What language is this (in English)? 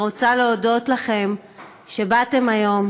Hebrew